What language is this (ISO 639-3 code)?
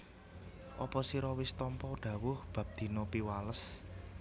jav